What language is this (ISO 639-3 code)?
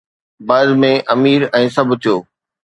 snd